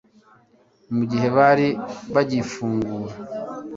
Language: Kinyarwanda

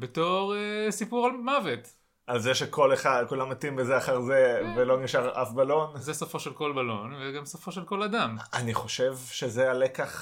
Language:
Hebrew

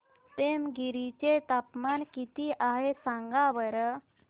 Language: Marathi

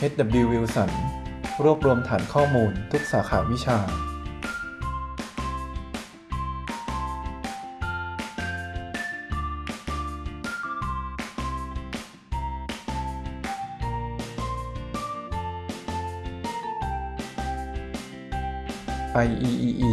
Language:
Thai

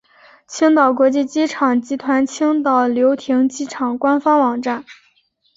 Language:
Chinese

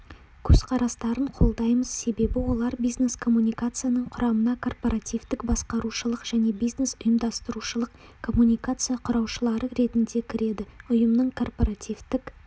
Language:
Kazakh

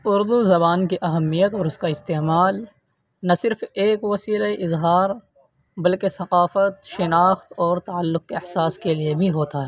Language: Urdu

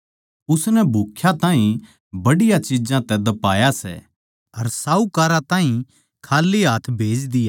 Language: Haryanvi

